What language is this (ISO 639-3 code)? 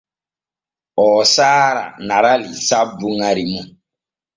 fue